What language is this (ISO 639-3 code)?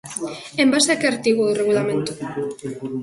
glg